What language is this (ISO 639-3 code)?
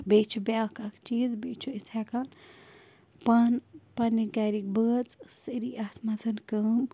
kas